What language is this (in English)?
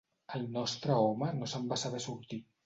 Catalan